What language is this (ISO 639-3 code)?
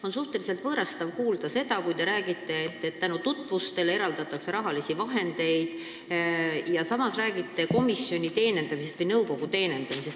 est